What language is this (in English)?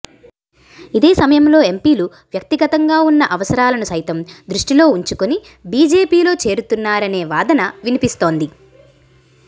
Telugu